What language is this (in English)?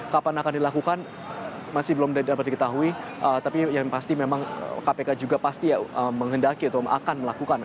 Indonesian